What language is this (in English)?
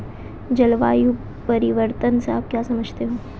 Hindi